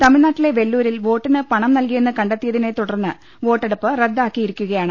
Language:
Malayalam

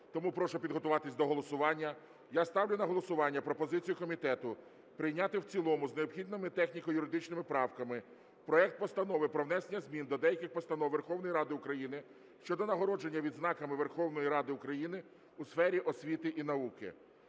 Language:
Ukrainian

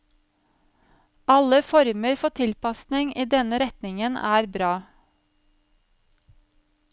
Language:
Norwegian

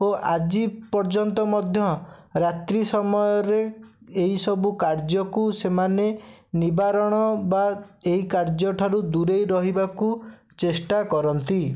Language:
Odia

